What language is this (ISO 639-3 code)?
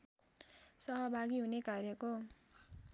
nep